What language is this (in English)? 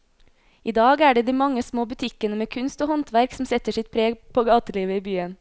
Norwegian